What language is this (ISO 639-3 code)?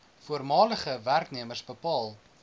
afr